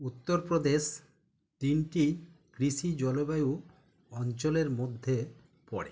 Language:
Bangla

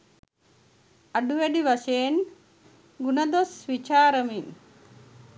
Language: Sinhala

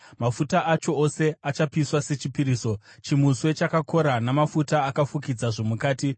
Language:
Shona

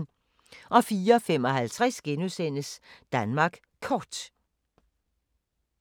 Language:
Danish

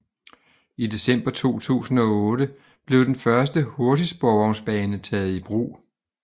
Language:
Danish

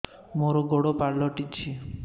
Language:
Odia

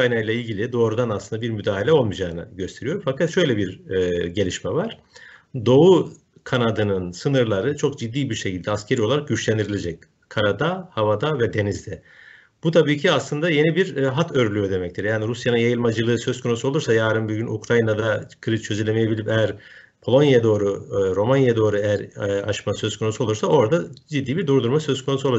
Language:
Turkish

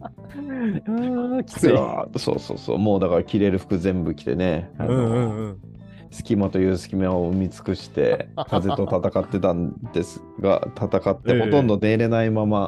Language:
Japanese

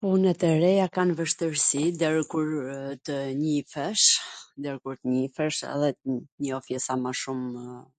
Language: Gheg Albanian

